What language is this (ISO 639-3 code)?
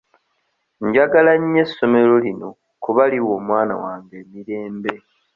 lug